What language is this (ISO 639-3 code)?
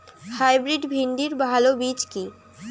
ben